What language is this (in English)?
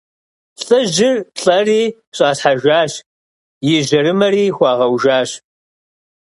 Kabardian